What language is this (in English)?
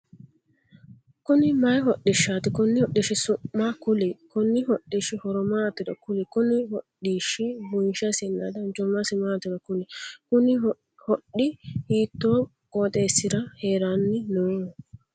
Sidamo